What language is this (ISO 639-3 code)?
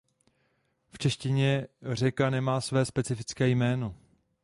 ces